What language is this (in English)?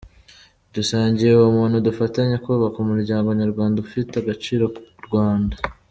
Kinyarwanda